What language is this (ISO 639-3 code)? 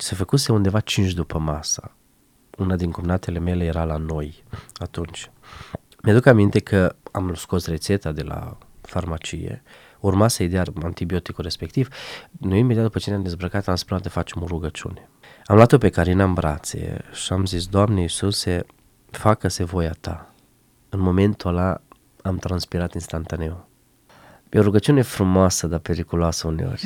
ron